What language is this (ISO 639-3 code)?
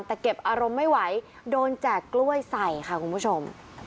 tha